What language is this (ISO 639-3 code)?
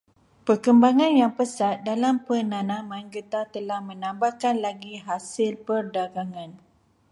msa